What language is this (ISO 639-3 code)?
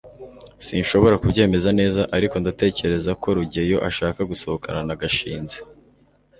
kin